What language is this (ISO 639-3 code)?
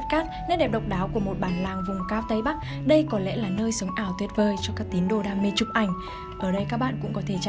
vie